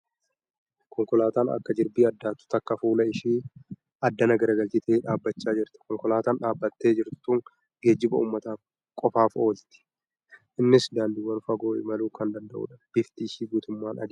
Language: Oromo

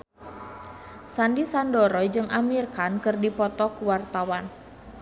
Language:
Sundanese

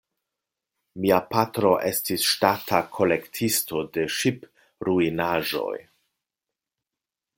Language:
Esperanto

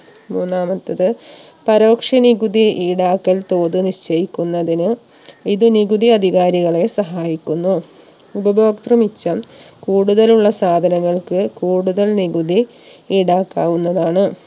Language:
Malayalam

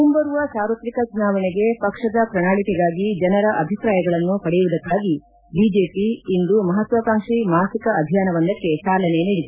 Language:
Kannada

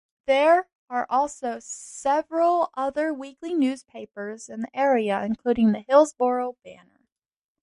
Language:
English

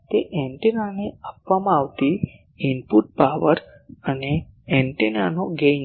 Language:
Gujarati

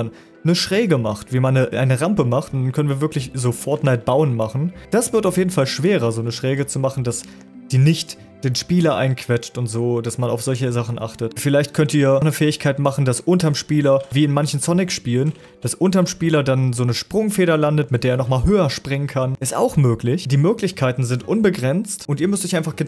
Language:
German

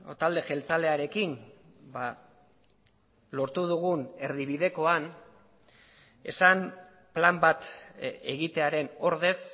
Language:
Basque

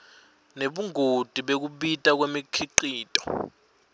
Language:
Swati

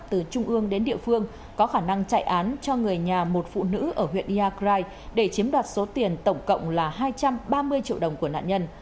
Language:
Vietnamese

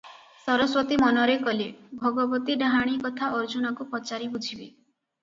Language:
Odia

